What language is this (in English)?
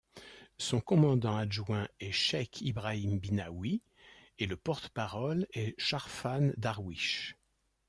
French